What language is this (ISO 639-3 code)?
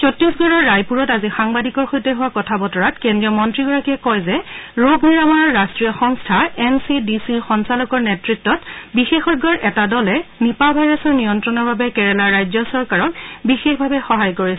asm